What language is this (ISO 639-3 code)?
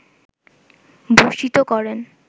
ben